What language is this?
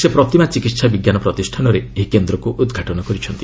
Odia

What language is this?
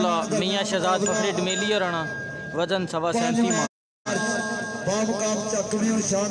Arabic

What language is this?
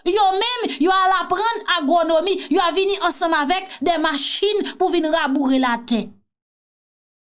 French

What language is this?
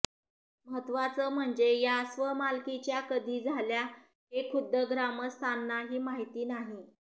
Marathi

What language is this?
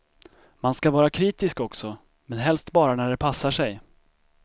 Swedish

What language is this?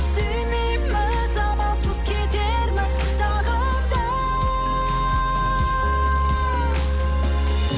Kazakh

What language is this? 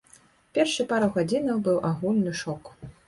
Belarusian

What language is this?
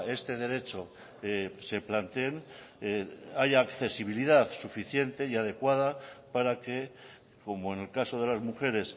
Spanish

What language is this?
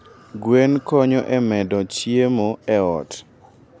Luo (Kenya and Tanzania)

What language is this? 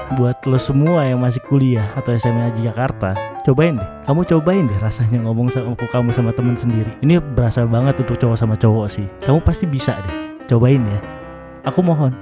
Indonesian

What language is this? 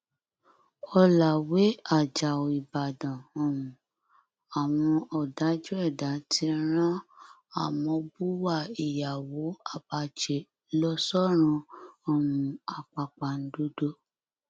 Yoruba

